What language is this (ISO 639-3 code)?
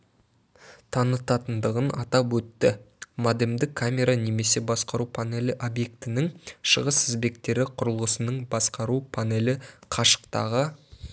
kaz